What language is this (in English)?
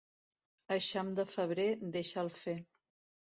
Catalan